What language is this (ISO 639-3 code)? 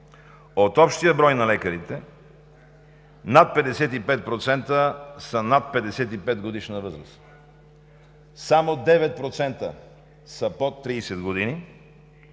bul